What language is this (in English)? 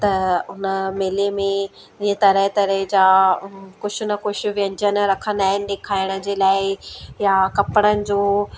Sindhi